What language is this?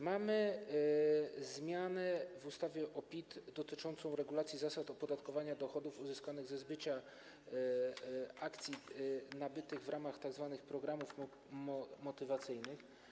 Polish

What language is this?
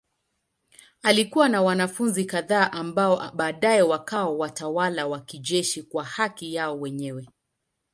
Swahili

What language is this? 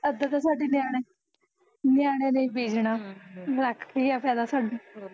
Punjabi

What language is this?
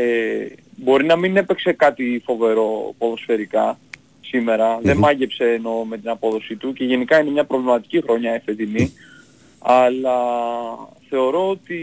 Greek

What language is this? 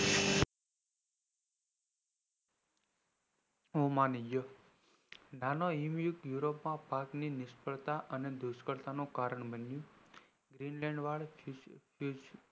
Gujarati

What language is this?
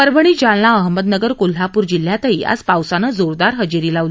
Marathi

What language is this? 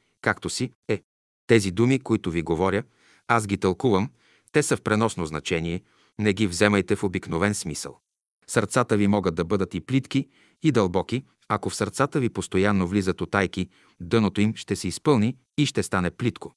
Bulgarian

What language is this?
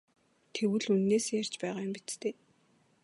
Mongolian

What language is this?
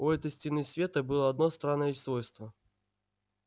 Russian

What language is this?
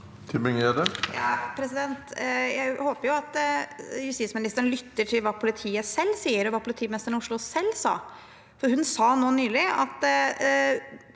Norwegian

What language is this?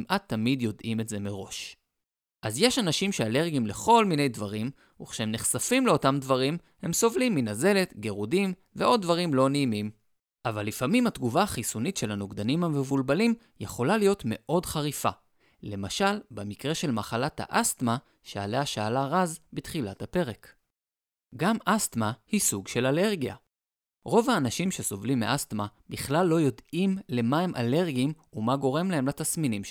Hebrew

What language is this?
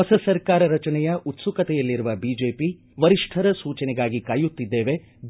Kannada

